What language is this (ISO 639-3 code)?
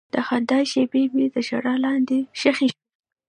pus